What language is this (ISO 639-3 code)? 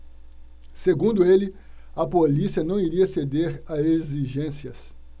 por